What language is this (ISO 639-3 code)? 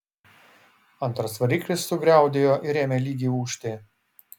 lit